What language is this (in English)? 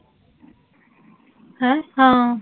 Punjabi